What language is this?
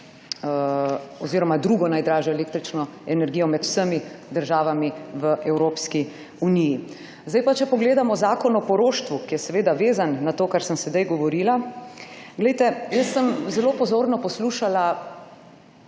Slovenian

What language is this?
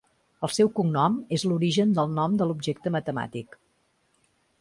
Catalan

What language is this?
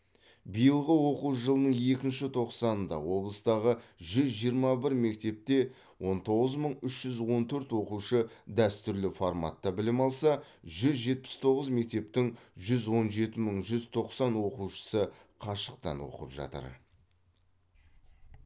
Kazakh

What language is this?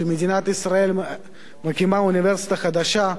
Hebrew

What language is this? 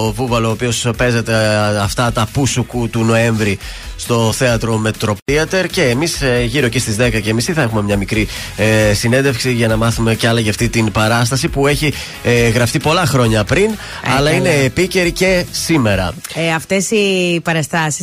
Greek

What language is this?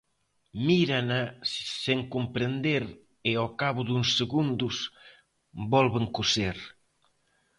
Galician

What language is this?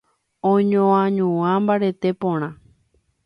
Guarani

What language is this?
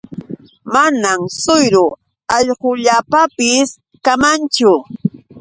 Yauyos Quechua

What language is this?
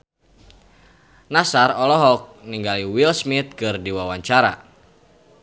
Sundanese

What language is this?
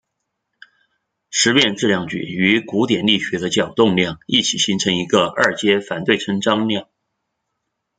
Chinese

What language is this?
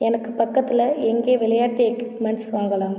Tamil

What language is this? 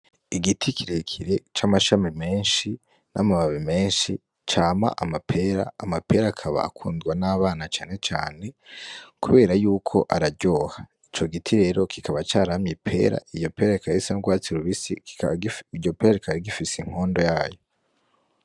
Rundi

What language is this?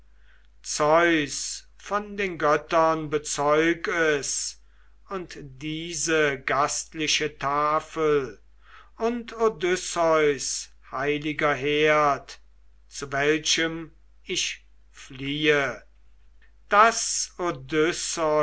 German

